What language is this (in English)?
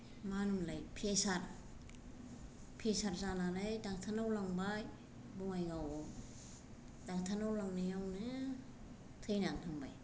Bodo